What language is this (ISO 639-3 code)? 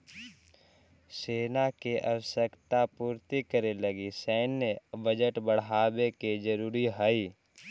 mag